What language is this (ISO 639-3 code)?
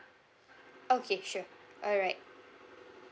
eng